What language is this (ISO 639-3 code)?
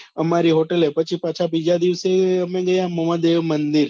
guj